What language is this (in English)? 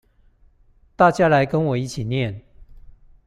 Chinese